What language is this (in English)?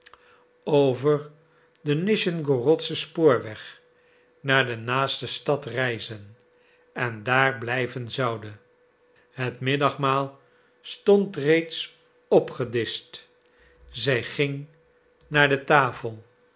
Dutch